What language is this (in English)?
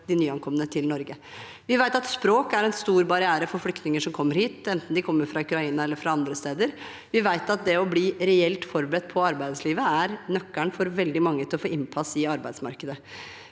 Norwegian